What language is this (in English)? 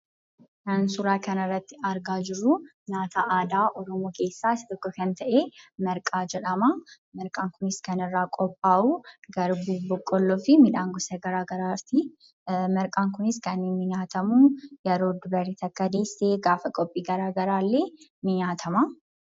Oromo